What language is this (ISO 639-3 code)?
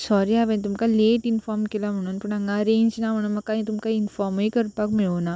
kok